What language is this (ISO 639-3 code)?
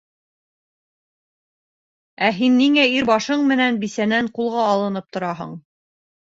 bak